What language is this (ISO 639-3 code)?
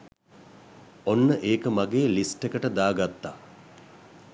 sin